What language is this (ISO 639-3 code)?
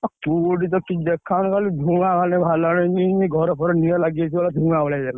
ori